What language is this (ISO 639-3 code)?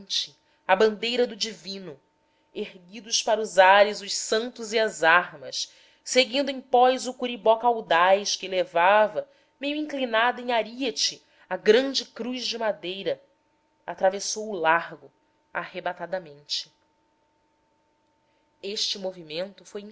por